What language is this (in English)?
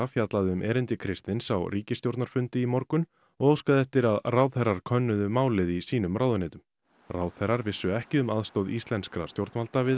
Icelandic